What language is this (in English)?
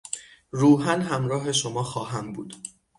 Persian